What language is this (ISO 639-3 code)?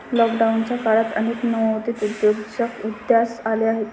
mar